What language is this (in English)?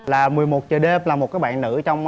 Vietnamese